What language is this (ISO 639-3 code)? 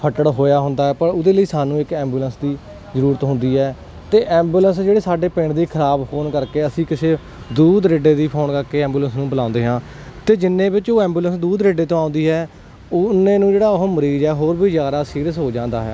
pan